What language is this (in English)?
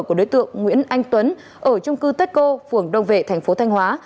Vietnamese